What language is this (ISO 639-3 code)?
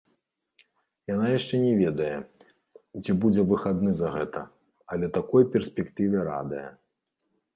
bel